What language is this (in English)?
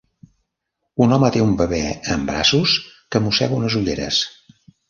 Catalan